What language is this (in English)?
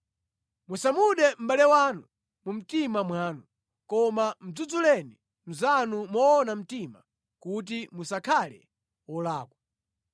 Nyanja